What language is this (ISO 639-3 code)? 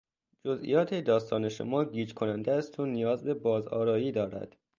fas